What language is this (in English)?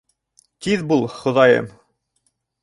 Bashkir